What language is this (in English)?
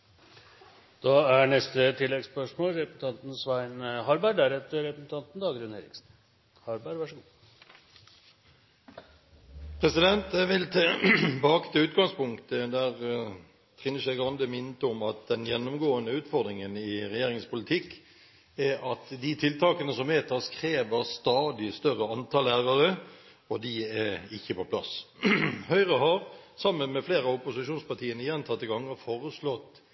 Norwegian